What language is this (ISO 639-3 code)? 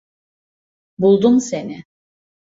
tur